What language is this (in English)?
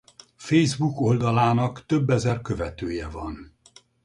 Hungarian